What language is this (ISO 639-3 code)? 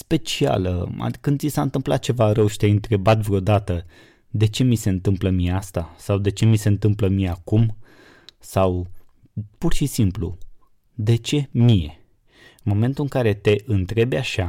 ron